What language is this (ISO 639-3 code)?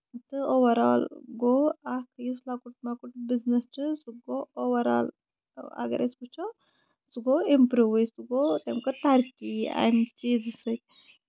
kas